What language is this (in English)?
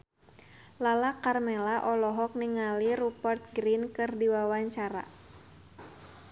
Sundanese